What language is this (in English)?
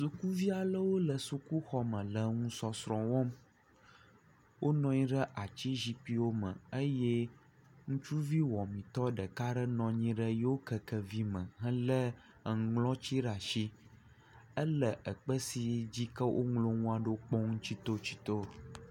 Ewe